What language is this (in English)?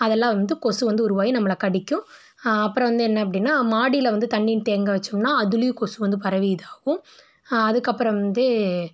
Tamil